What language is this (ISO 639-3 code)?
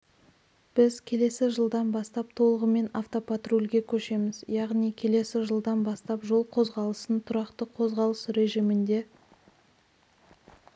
kaz